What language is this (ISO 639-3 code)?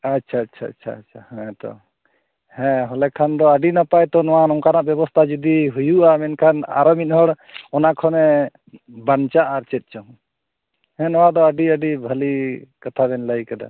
sat